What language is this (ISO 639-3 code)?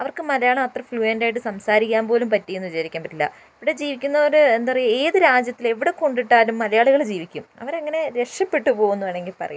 mal